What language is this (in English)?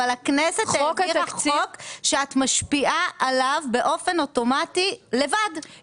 Hebrew